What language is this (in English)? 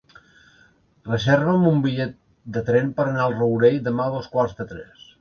Catalan